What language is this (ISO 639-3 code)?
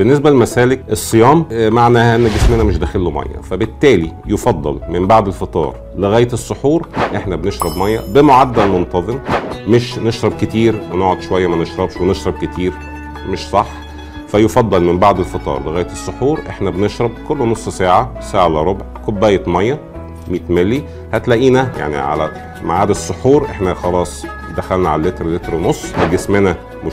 ara